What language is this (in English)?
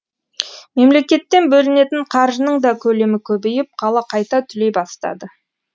Kazakh